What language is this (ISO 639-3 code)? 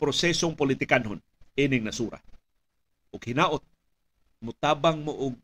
fil